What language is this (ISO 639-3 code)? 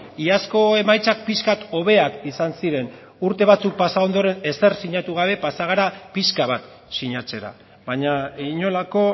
eus